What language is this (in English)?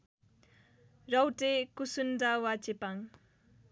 Nepali